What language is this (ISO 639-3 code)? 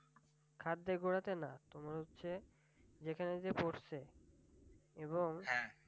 ben